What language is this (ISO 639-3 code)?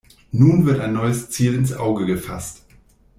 deu